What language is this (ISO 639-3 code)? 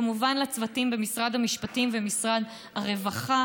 heb